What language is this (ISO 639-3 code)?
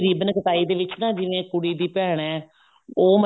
pan